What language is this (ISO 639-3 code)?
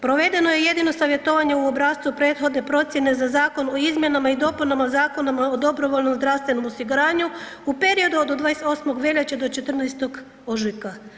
hrv